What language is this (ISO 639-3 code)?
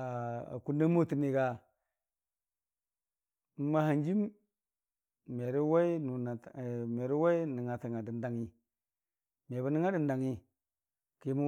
cfa